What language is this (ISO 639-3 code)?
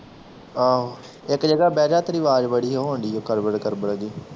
pan